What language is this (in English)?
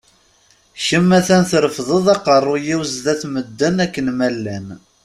Kabyle